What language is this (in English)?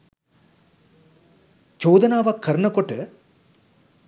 Sinhala